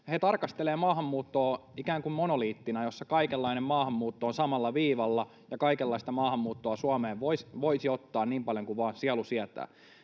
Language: Finnish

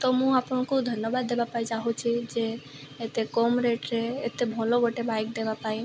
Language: Odia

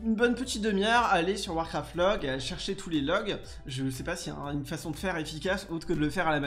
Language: French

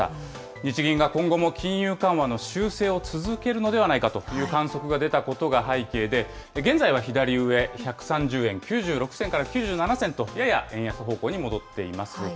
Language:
Japanese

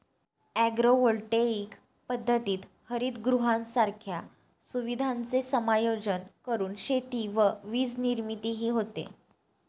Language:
Marathi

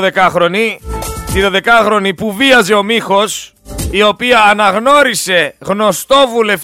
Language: Greek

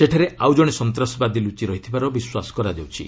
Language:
Odia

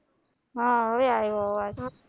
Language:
Gujarati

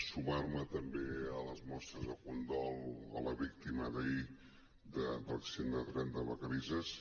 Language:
Catalan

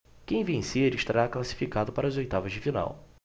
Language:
Portuguese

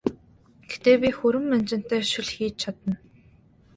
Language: Mongolian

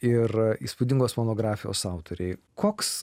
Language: Lithuanian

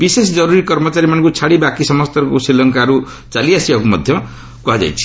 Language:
Odia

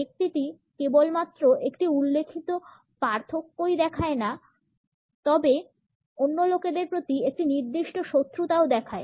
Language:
Bangla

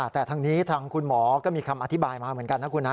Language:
Thai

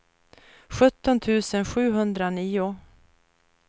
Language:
Swedish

